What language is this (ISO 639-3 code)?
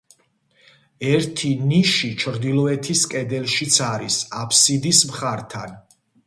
kat